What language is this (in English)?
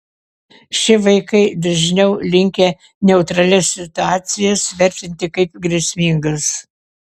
Lithuanian